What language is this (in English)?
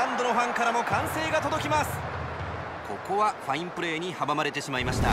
Japanese